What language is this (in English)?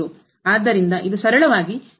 Kannada